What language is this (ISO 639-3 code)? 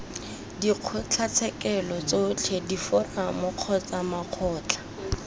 tsn